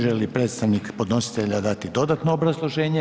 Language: Croatian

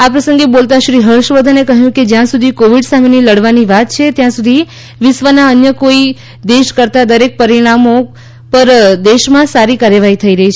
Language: Gujarati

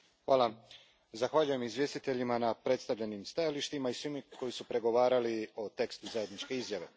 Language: Croatian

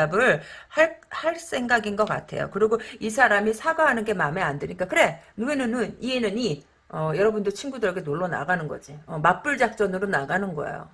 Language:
Korean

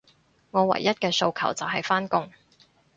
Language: Cantonese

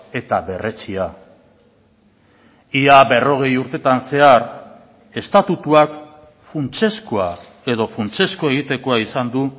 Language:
Basque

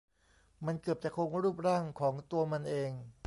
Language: Thai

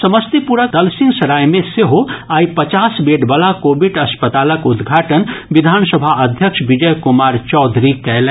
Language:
Maithili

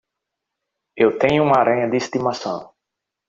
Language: Portuguese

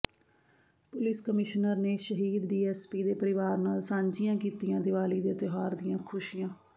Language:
Punjabi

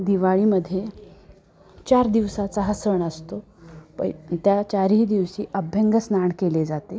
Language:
Marathi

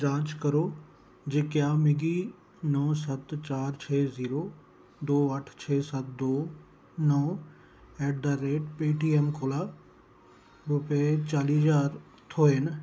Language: Dogri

